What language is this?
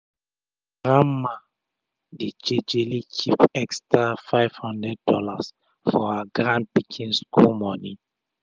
Nigerian Pidgin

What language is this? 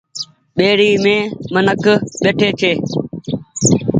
Goaria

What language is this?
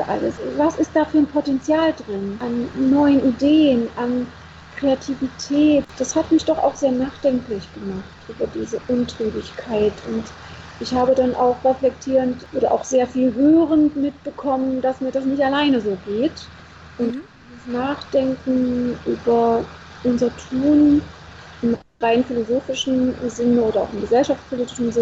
German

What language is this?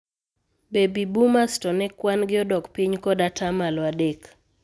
Luo (Kenya and Tanzania)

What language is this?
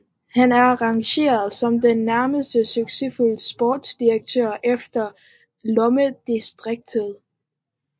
Danish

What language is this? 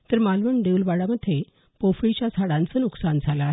Marathi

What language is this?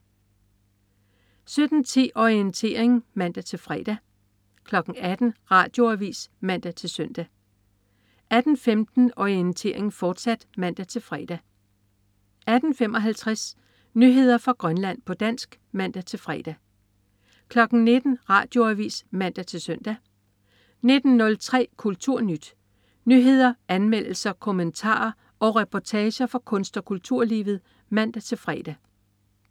Danish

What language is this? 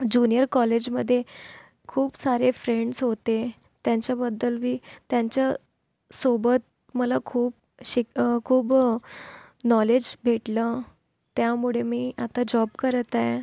Marathi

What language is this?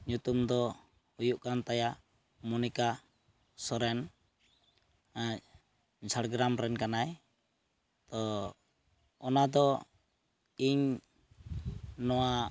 Santali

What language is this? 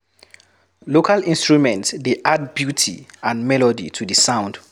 Nigerian Pidgin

